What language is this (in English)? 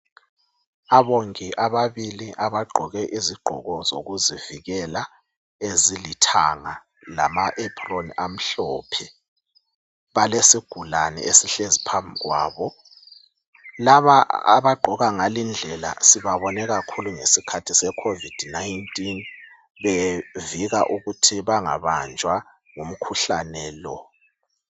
North Ndebele